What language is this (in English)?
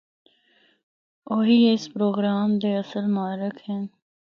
Northern Hindko